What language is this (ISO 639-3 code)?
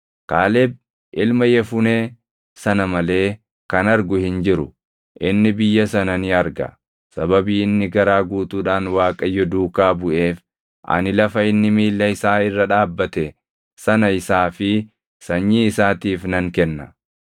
orm